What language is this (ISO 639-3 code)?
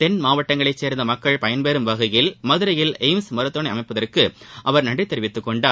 tam